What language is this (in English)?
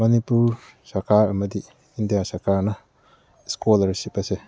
Manipuri